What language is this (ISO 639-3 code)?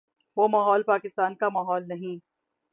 urd